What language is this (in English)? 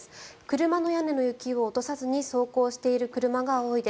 Japanese